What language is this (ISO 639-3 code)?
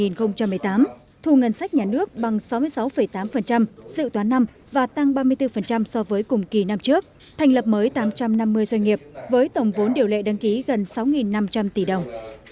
vie